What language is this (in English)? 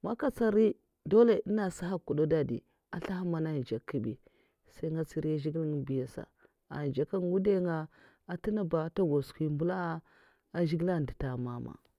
Mafa